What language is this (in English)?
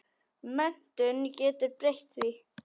Icelandic